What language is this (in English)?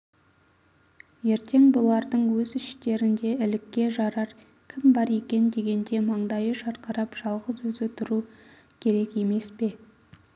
Kazakh